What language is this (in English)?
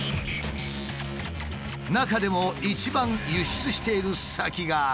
Japanese